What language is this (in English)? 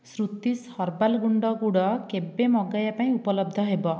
Odia